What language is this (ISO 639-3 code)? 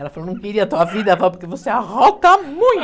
por